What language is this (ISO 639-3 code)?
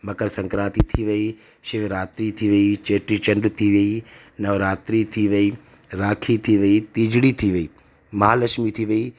snd